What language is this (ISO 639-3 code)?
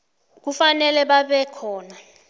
nbl